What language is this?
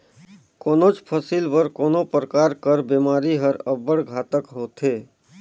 Chhattisgarhi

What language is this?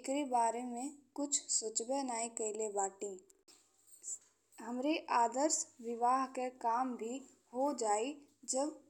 Bhojpuri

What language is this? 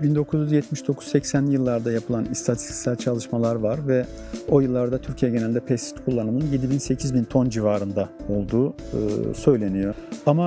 Turkish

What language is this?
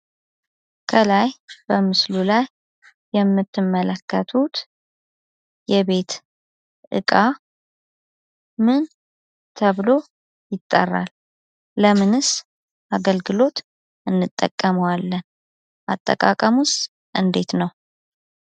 Amharic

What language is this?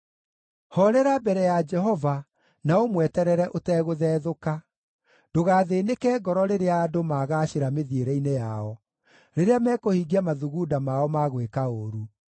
Kikuyu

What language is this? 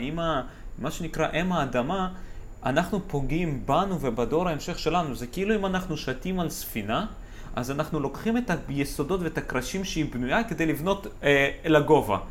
Hebrew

